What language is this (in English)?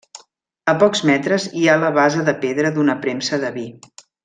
Catalan